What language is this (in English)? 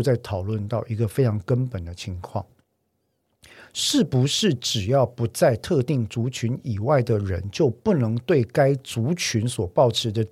Chinese